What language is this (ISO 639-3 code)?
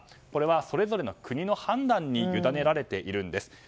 jpn